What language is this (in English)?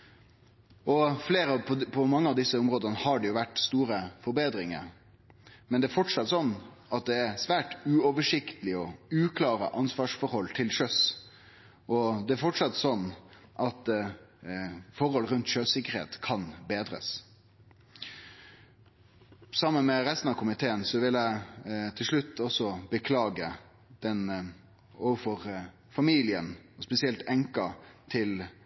Norwegian Nynorsk